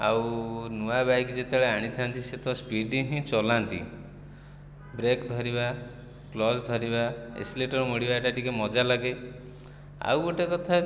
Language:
Odia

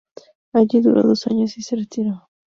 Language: Spanish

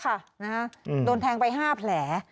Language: Thai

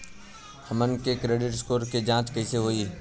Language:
Bhojpuri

